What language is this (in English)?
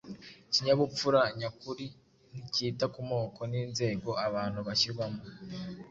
Kinyarwanda